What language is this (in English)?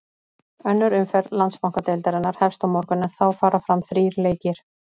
Icelandic